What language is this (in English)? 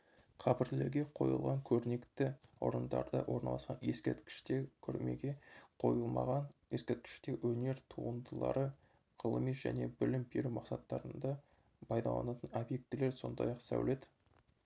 Kazakh